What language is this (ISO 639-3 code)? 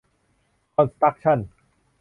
tha